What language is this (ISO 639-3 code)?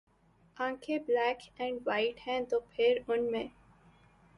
urd